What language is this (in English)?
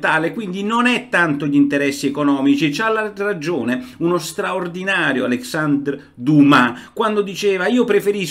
Italian